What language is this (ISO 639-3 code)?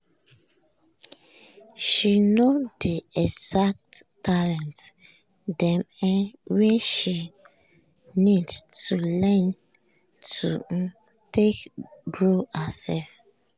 pcm